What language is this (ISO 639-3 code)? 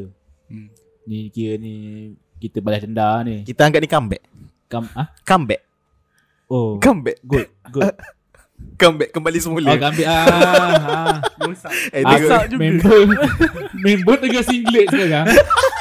msa